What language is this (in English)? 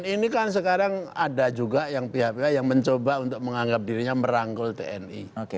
Indonesian